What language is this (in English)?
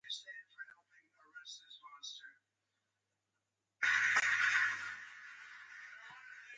Bateri